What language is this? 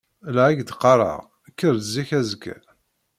Kabyle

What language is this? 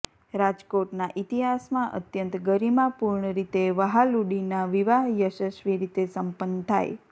Gujarati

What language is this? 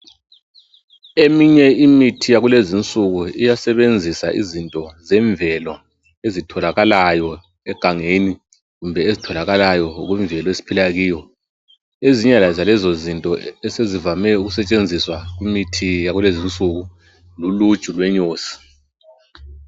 North Ndebele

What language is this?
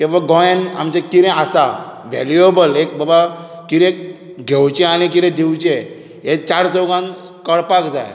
Konkani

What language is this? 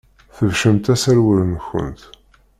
Kabyle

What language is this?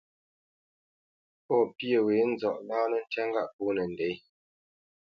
Bamenyam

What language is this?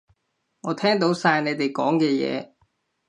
Cantonese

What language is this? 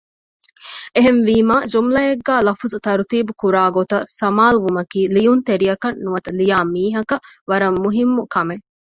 Divehi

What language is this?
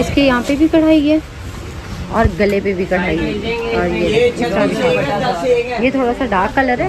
Hindi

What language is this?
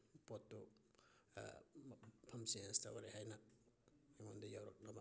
Manipuri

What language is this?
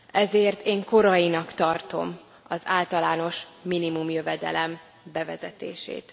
Hungarian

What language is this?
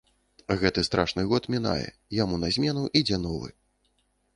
Belarusian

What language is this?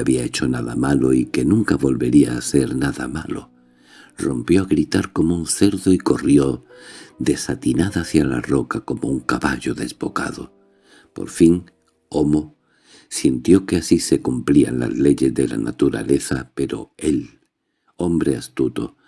Spanish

